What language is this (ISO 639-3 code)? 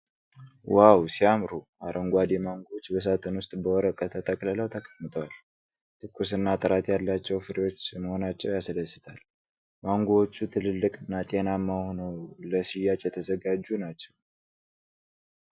amh